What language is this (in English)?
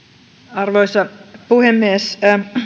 Finnish